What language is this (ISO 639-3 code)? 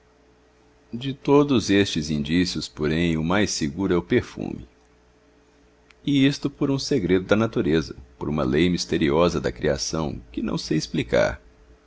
por